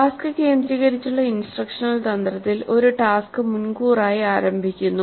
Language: Malayalam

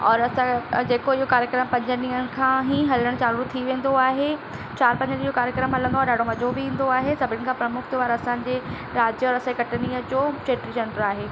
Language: Sindhi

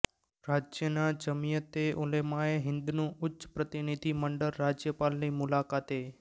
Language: Gujarati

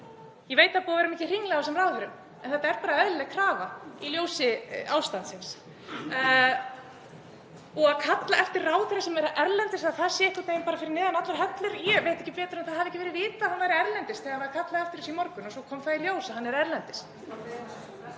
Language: Icelandic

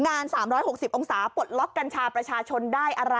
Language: Thai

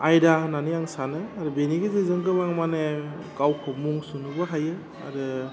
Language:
Bodo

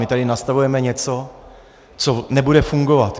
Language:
Czech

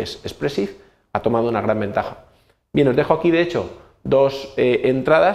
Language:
Spanish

